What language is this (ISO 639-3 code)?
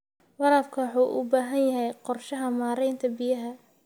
som